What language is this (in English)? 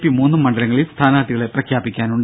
Malayalam